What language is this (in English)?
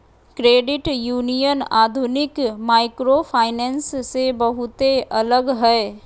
Magahi